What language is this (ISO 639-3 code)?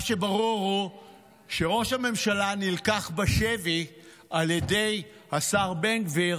heb